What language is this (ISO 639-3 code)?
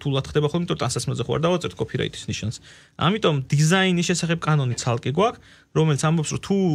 ron